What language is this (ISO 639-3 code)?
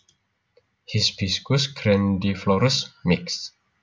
jav